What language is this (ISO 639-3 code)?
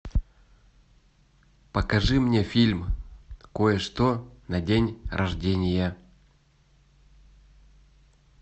rus